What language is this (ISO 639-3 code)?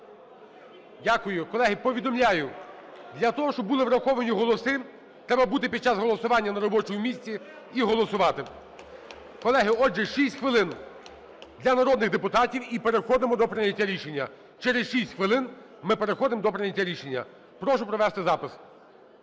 ukr